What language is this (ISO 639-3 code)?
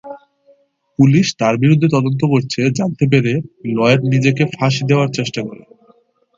ben